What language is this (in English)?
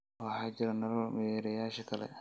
Somali